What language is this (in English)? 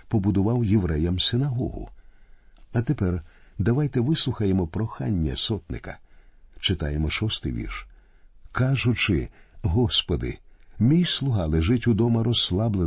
Ukrainian